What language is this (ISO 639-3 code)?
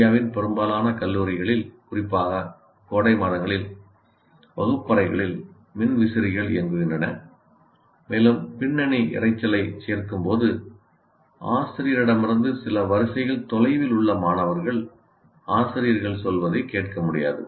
tam